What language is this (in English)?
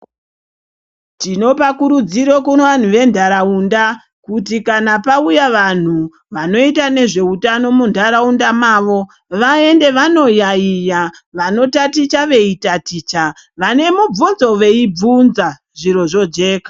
Ndau